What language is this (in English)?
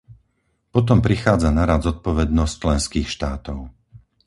Slovak